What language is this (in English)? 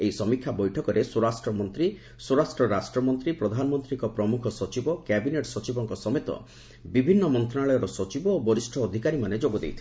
Odia